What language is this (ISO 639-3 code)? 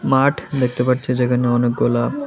ben